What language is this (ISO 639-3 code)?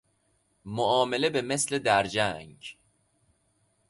fas